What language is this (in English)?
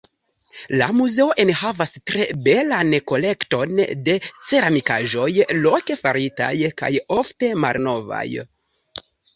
Esperanto